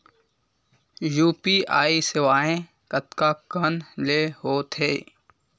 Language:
Chhattisgarhi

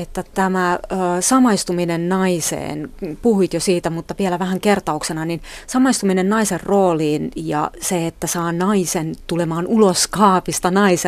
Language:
Finnish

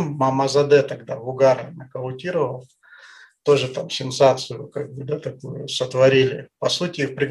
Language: Russian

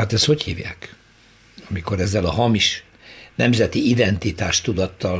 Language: Hungarian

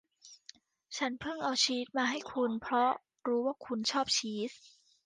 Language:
Thai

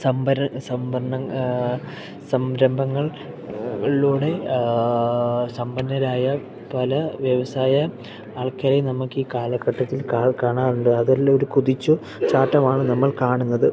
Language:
Malayalam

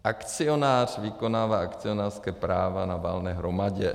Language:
Czech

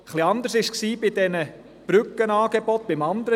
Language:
Swiss German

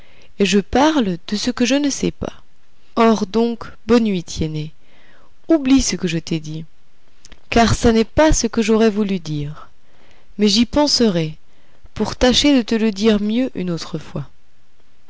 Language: French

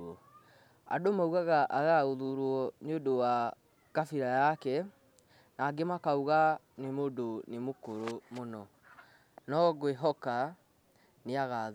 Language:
Kikuyu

